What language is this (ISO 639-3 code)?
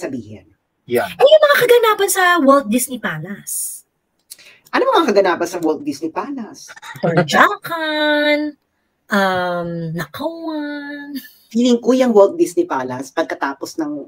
fil